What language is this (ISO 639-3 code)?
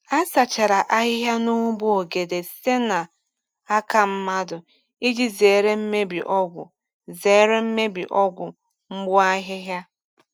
ibo